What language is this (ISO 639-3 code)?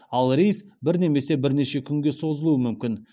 kaz